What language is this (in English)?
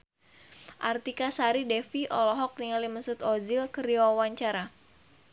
Sundanese